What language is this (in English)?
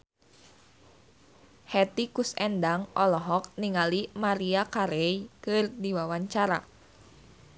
Sundanese